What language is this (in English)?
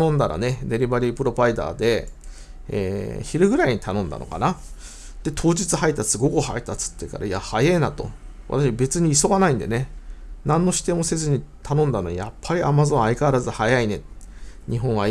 Japanese